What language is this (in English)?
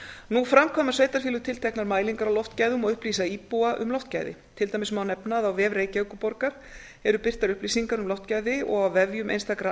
Icelandic